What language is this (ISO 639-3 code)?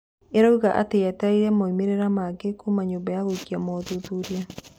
kik